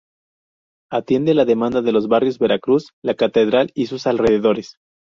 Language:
Spanish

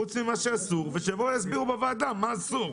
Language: Hebrew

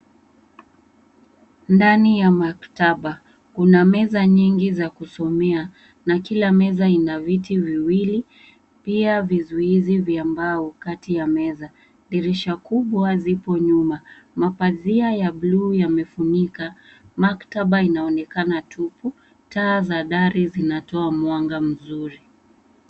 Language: Swahili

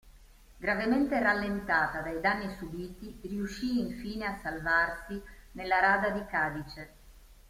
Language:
Italian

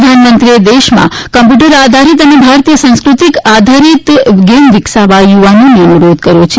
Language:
Gujarati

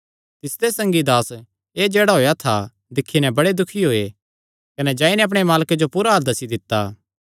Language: Kangri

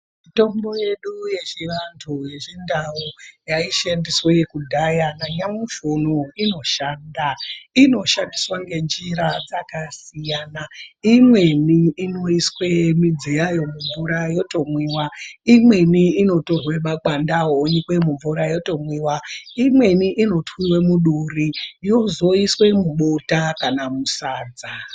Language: Ndau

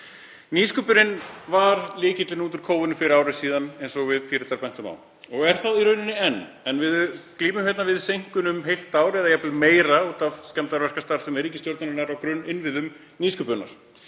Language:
Icelandic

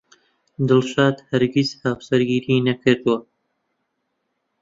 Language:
Central Kurdish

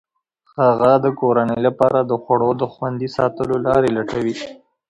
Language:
Pashto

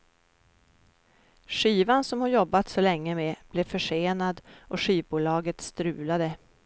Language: Swedish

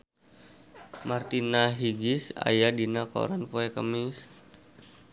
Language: Sundanese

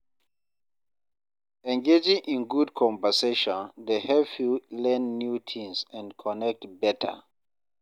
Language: Nigerian Pidgin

